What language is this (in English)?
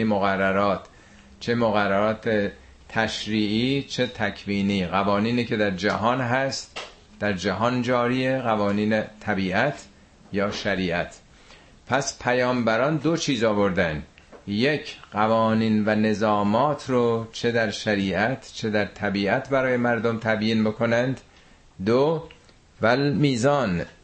Persian